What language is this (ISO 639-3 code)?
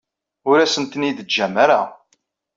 kab